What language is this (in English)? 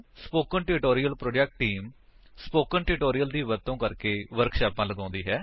Punjabi